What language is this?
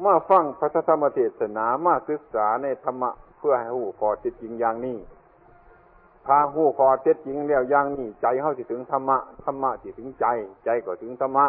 Thai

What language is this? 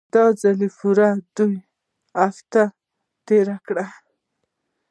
Pashto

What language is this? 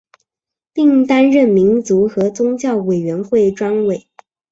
Chinese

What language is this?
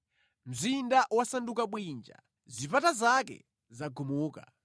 Nyanja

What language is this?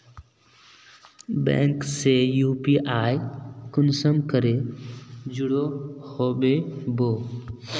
Magahi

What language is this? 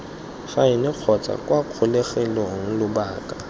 Tswana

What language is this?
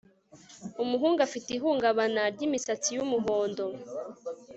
Kinyarwanda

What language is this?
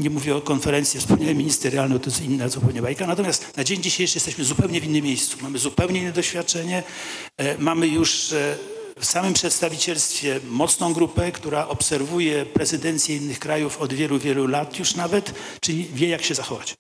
Polish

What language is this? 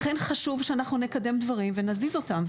Hebrew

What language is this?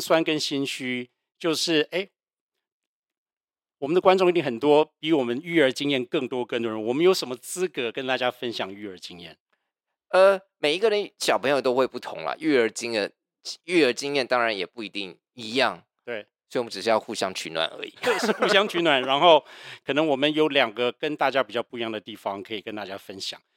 Chinese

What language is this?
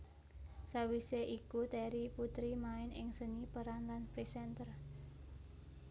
Javanese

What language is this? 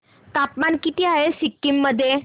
Marathi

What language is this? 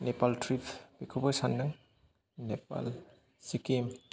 Bodo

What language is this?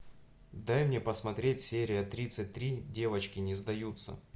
Russian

